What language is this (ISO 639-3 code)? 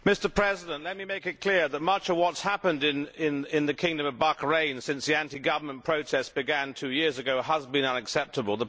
eng